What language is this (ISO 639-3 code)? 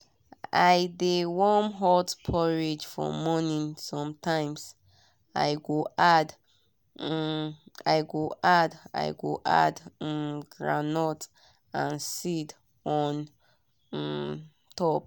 pcm